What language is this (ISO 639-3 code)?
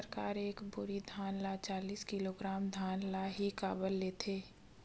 hne